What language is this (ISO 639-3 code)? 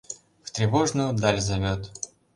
chm